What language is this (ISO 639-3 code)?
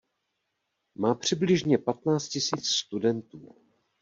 ces